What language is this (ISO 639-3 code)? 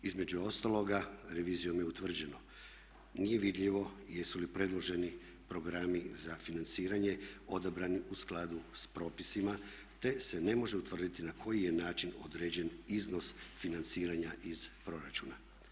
hrv